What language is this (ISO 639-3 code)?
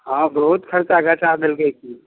mai